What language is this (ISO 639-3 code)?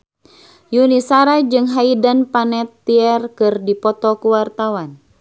sun